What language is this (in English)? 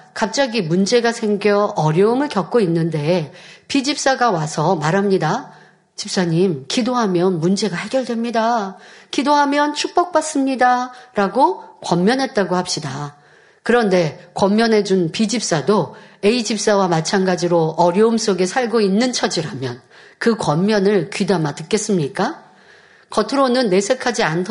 Korean